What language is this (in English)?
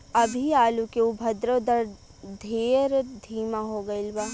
Bhojpuri